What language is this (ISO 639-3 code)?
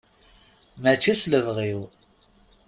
kab